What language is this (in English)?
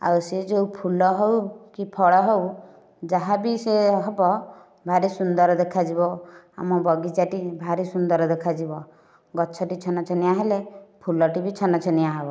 Odia